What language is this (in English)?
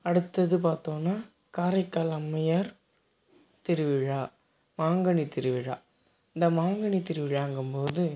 Tamil